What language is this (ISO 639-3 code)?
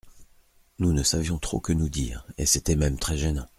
fra